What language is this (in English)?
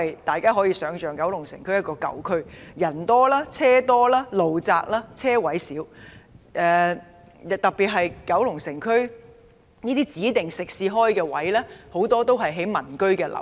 Cantonese